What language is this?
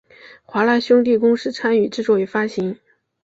Chinese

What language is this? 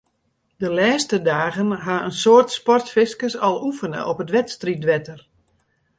Western Frisian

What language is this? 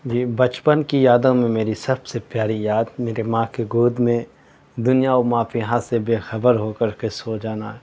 Urdu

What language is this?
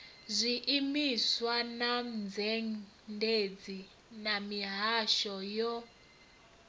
Venda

